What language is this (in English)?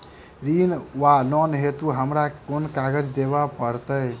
Maithili